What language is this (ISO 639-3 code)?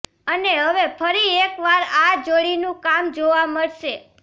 guj